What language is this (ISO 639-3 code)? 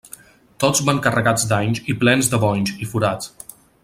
cat